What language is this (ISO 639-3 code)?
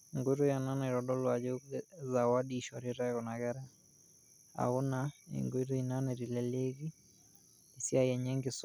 mas